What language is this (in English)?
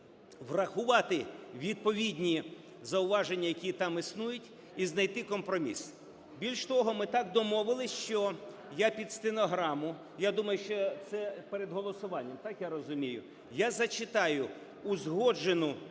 Ukrainian